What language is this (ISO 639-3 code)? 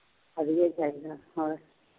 pan